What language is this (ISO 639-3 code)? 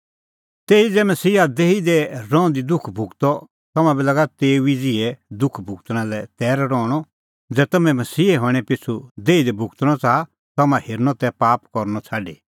kfx